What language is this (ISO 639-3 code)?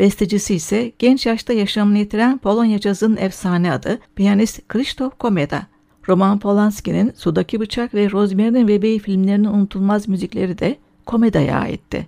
tur